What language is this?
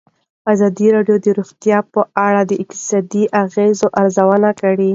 Pashto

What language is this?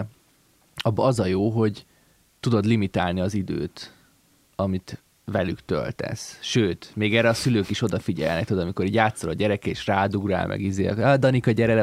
Hungarian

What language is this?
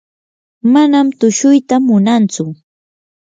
Yanahuanca Pasco Quechua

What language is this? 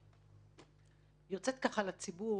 Hebrew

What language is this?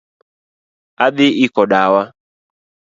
Luo (Kenya and Tanzania)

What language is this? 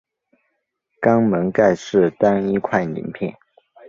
Chinese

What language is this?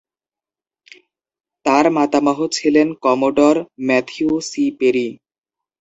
Bangla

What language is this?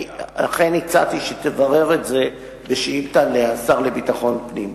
Hebrew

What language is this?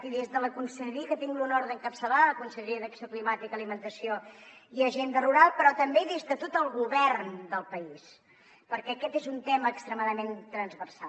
Catalan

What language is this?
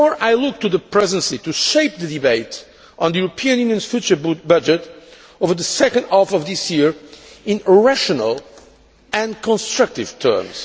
English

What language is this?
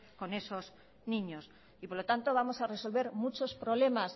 Spanish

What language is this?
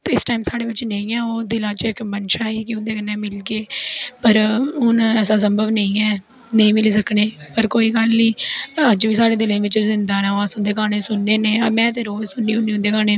Dogri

